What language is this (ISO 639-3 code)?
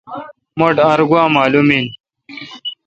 xka